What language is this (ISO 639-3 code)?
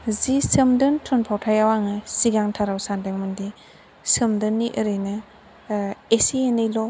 brx